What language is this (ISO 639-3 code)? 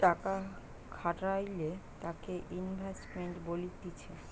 ben